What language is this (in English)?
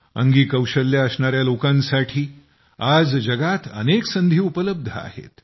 Marathi